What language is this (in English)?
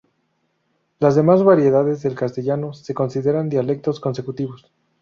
Spanish